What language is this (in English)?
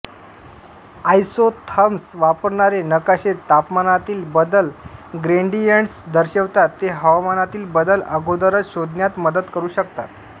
Marathi